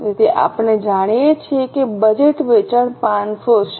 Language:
Gujarati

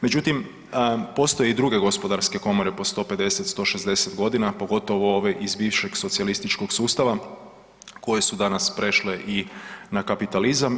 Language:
Croatian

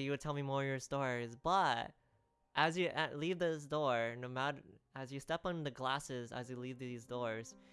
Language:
English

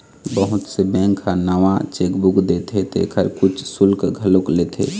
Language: Chhattisgarhi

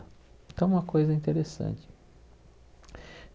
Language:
Portuguese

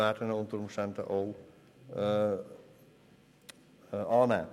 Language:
Swiss German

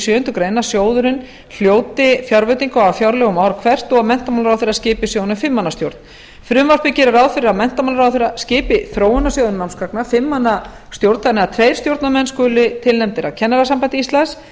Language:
Icelandic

